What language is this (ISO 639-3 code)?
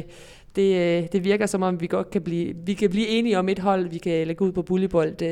dan